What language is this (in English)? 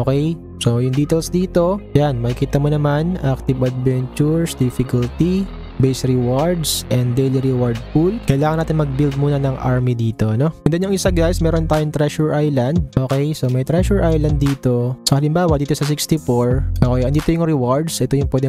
Filipino